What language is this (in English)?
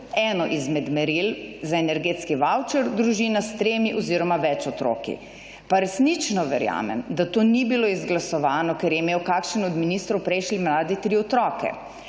Slovenian